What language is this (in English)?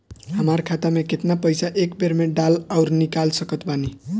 Bhojpuri